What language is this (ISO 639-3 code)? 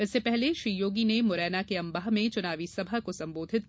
hin